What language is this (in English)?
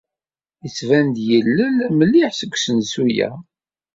Kabyle